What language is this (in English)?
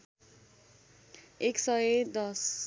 Nepali